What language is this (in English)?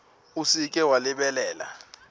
Northern Sotho